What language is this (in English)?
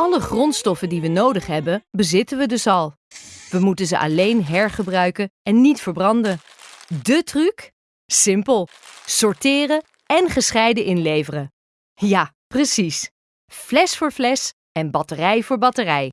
Dutch